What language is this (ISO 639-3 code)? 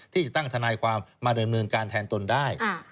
tha